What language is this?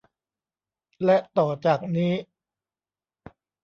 Thai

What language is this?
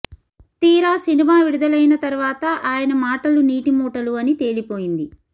Telugu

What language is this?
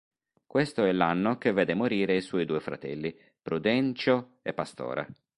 Italian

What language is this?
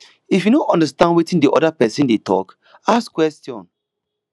Nigerian Pidgin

